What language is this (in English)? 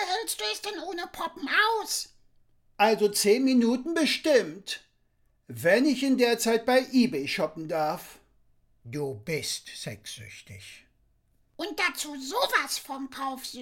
German